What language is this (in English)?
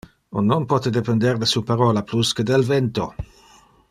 Interlingua